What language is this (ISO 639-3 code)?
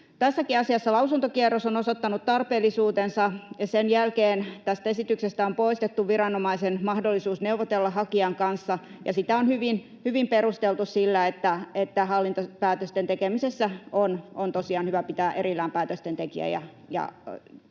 fin